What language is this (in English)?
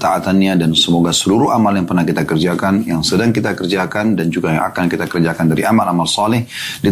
Indonesian